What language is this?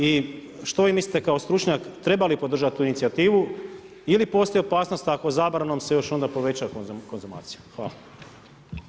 Croatian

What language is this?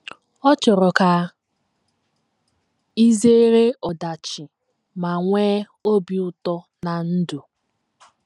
Igbo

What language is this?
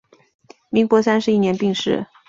Chinese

